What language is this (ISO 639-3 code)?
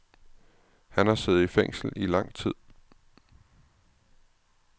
dan